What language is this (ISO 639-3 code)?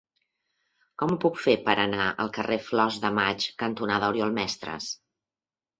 cat